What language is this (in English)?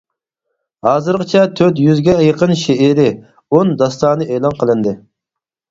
Uyghur